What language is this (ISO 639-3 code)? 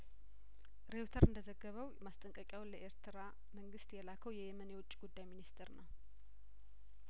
amh